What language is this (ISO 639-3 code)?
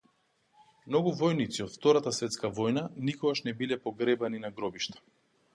mkd